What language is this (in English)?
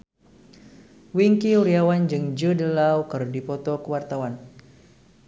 Sundanese